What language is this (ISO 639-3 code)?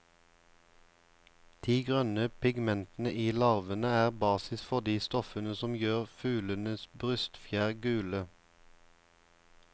nor